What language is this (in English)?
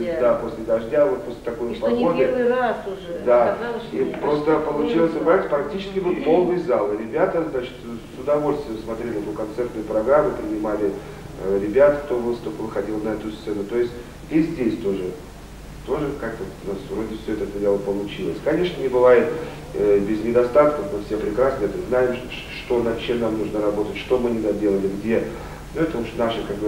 Russian